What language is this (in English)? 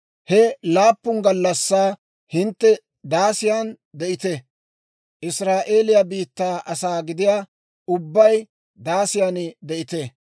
Dawro